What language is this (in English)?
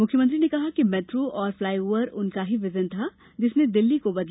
Hindi